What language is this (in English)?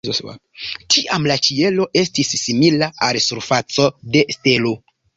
Esperanto